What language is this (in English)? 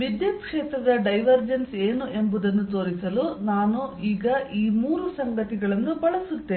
Kannada